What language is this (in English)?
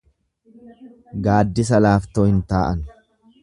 Oromo